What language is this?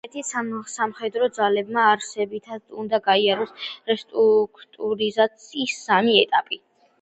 Georgian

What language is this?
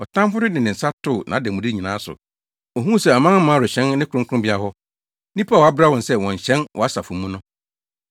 Akan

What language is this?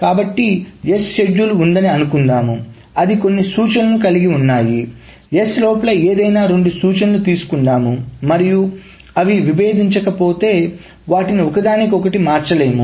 Telugu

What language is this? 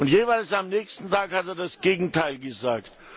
German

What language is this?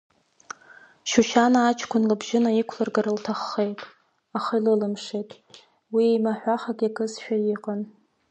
Abkhazian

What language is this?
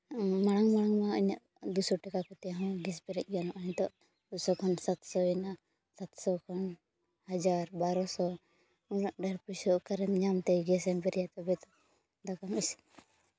Santali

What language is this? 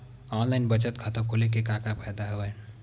Chhattisgarhi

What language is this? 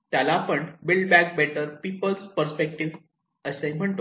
Marathi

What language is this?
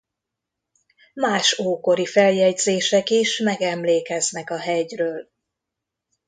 Hungarian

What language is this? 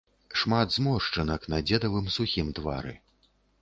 Belarusian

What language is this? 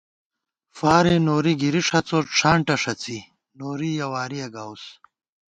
Gawar-Bati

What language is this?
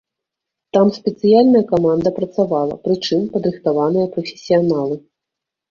Belarusian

